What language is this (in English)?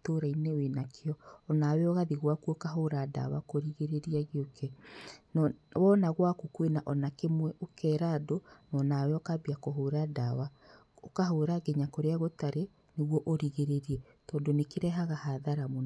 Kikuyu